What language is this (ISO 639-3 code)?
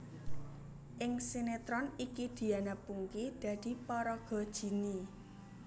jav